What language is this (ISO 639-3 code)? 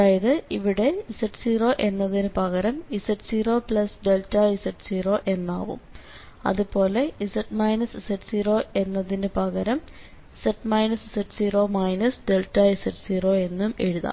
mal